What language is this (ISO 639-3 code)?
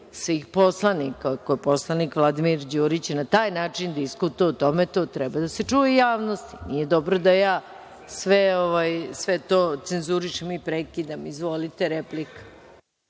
srp